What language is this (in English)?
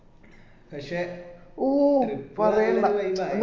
Malayalam